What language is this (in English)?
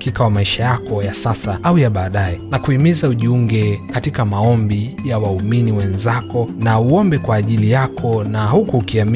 Swahili